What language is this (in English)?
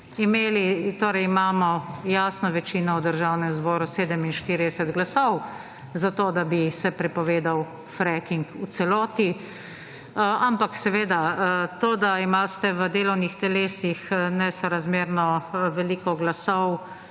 Slovenian